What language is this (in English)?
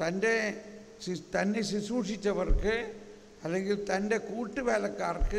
Malayalam